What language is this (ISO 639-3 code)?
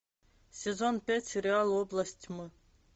rus